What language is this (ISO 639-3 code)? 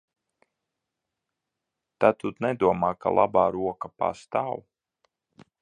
lav